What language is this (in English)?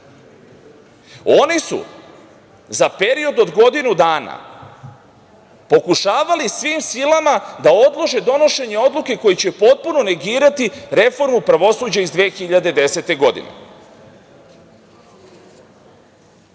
Serbian